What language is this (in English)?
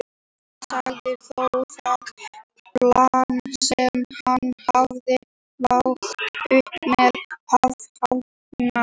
Icelandic